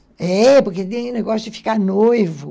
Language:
Portuguese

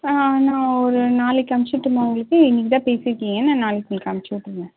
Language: Tamil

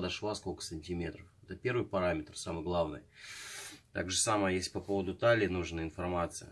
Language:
Russian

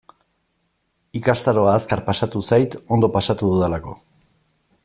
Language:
Basque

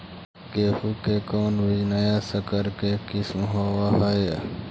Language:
Magahi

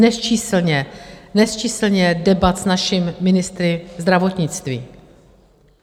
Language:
Czech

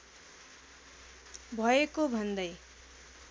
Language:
Nepali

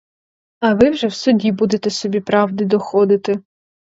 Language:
Ukrainian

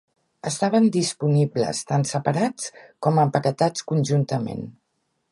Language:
Catalan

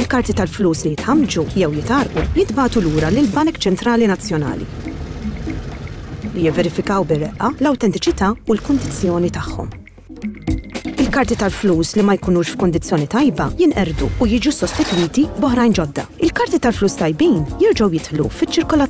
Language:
Arabic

